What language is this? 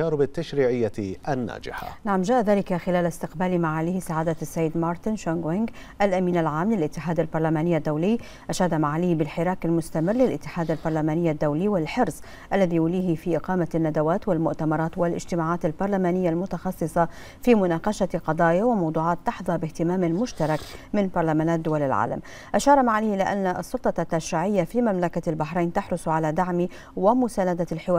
Arabic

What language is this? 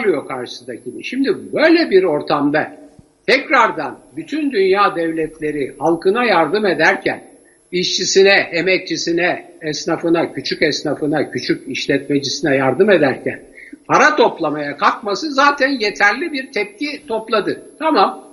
Turkish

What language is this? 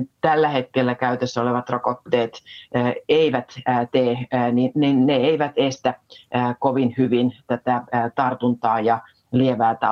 Finnish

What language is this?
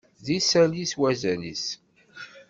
Kabyle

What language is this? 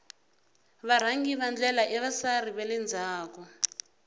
Tsonga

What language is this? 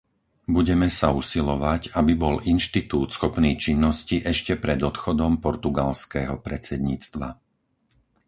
Slovak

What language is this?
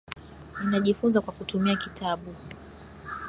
Swahili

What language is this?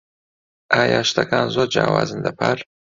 Central Kurdish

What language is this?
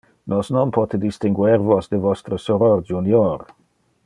Interlingua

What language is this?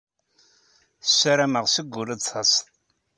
Kabyle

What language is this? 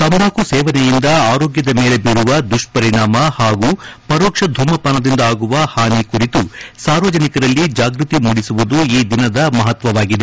Kannada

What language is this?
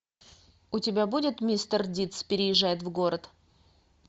Russian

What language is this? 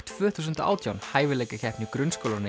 Icelandic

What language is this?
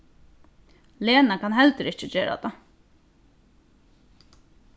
Faroese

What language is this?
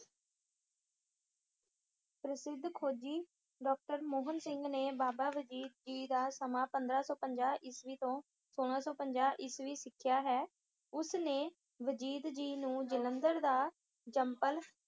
Punjabi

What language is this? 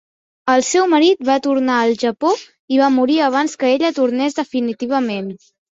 Catalan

